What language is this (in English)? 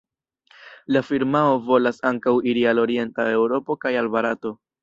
Esperanto